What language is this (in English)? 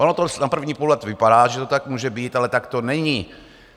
Czech